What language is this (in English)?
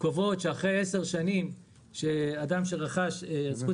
Hebrew